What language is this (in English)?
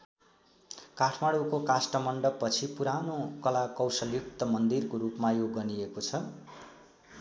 Nepali